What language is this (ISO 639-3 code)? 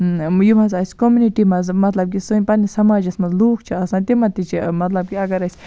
kas